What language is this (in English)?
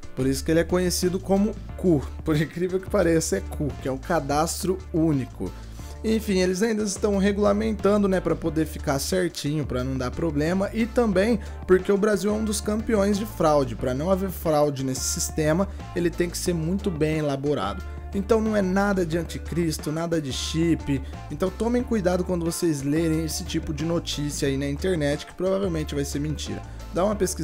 Portuguese